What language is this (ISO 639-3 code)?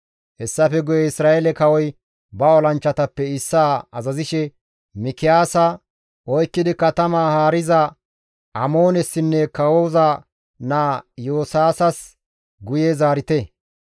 gmv